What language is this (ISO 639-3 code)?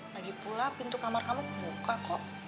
ind